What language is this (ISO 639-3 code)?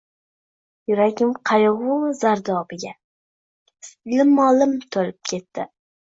uzb